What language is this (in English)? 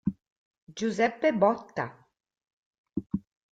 Italian